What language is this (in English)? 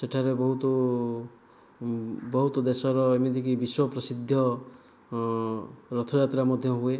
Odia